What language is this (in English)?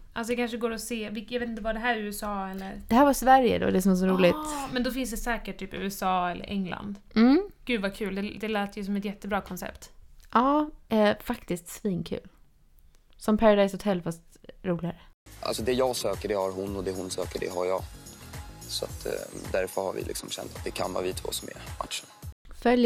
Swedish